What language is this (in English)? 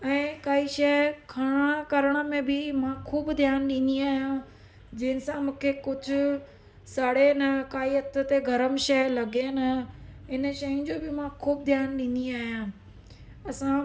Sindhi